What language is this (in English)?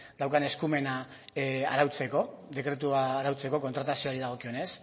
Basque